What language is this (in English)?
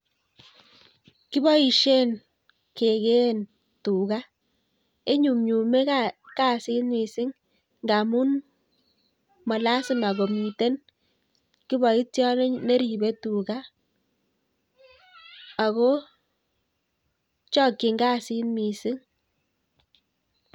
Kalenjin